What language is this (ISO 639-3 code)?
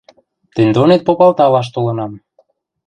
mrj